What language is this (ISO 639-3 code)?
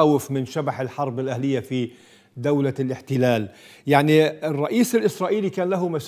ara